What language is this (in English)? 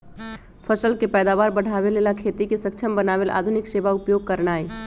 Magahi